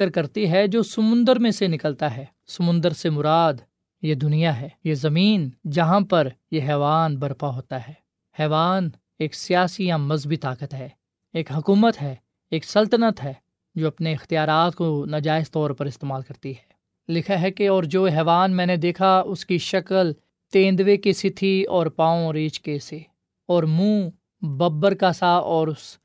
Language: Urdu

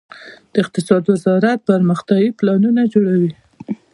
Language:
Pashto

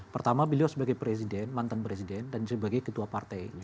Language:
Indonesian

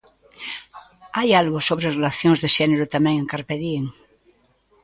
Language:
Galician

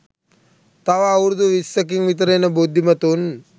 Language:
Sinhala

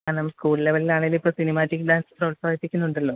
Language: Malayalam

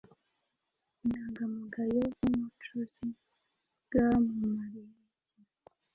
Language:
Kinyarwanda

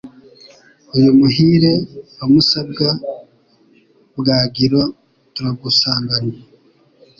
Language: Kinyarwanda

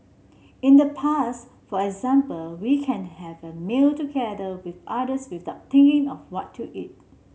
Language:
English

